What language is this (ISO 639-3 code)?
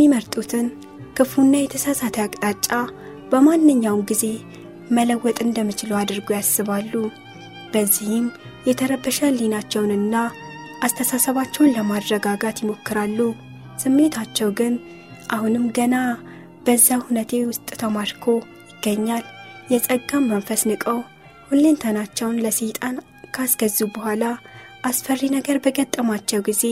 amh